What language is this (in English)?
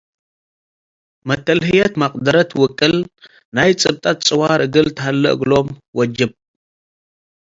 Tigre